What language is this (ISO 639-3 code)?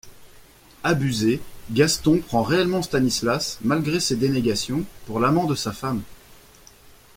fra